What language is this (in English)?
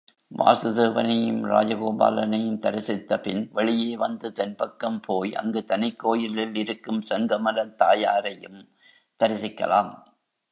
Tamil